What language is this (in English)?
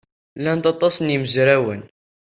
Kabyle